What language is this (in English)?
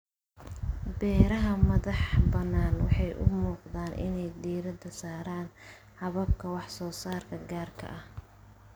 Somali